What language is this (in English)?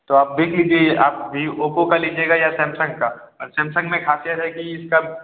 Hindi